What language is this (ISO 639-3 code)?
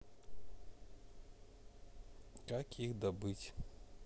rus